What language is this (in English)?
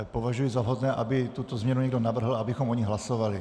Czech